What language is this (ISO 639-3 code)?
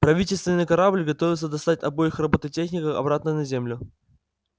rus